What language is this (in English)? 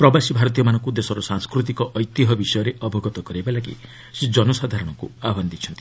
Odia